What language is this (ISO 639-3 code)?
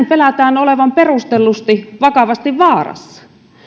fin